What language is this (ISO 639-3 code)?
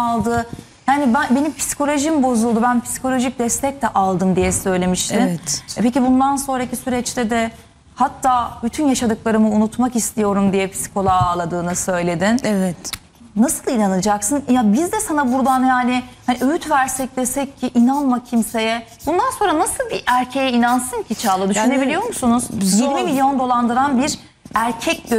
tur